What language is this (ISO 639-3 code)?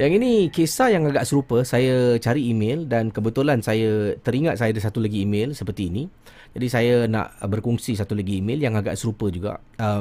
msa